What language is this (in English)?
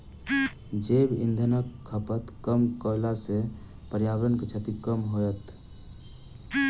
Maithili